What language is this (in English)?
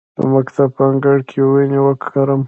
Pashto